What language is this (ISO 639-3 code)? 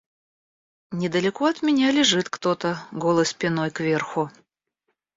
rus